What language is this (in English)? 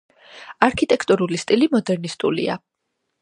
Georgian